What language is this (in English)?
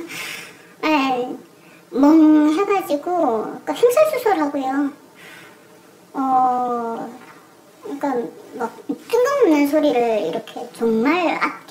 Korean